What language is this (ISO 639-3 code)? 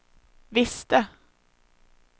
swe